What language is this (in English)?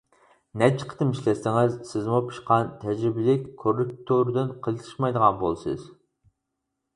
Uyghur